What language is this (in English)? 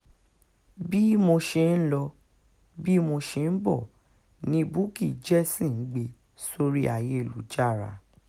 Yoruba